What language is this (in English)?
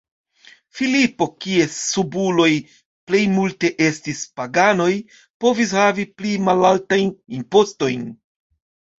Esperanto